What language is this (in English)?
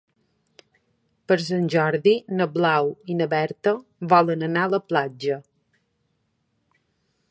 Catalan